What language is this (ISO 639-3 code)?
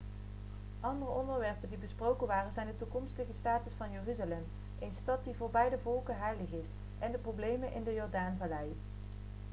nld